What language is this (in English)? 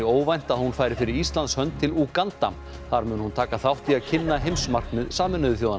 Icelandic